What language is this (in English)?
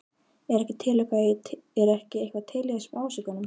Icelandic